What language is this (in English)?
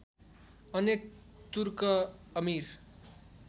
Nepali